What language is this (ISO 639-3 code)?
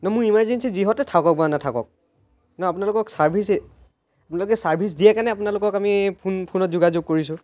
asm